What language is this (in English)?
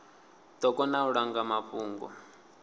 Venda